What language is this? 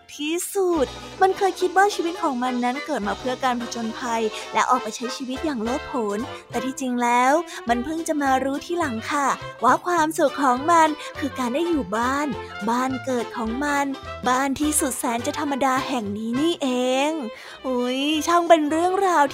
Thai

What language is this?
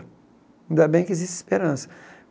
Portuguese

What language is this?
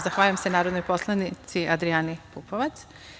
Serbian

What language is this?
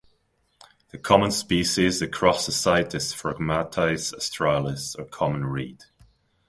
English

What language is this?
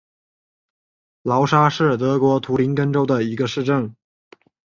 Chinese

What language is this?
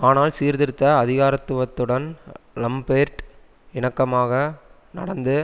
Tamil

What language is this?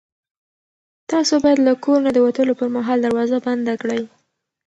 Pashto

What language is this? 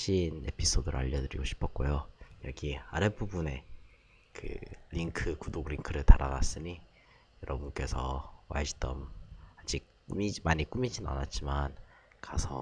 Korean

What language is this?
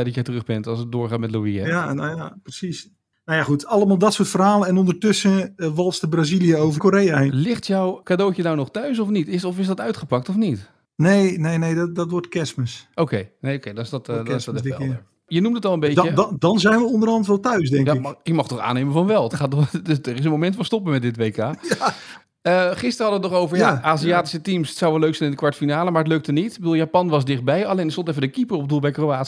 Dutch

